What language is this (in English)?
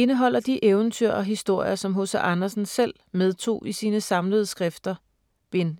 Danish